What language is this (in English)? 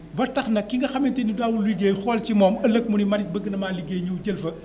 Wolof